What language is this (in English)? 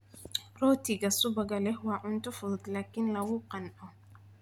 Somali